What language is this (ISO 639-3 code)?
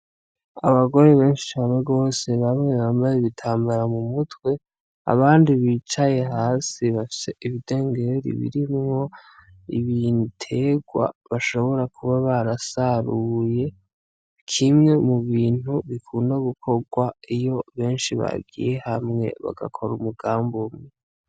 run